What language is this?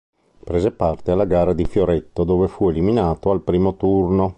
Italian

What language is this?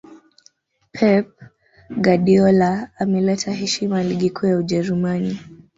Swahili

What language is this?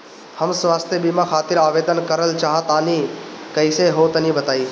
Bhojpuri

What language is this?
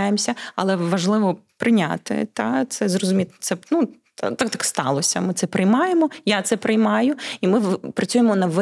Ukrainian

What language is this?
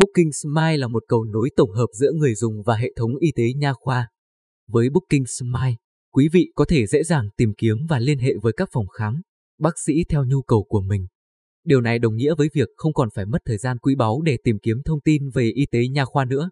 Vietnamese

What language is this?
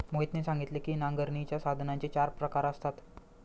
Marathi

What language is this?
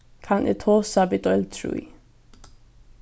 Faroese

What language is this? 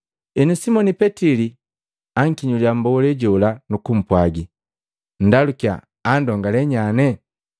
Matengo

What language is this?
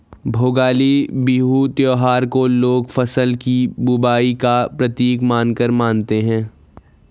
Hindi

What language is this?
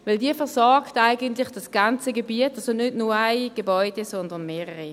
Swiss German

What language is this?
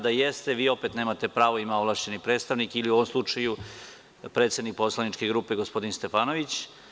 Serbian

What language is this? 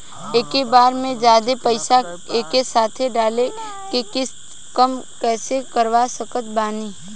Bhojpuri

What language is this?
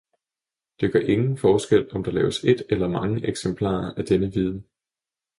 Danish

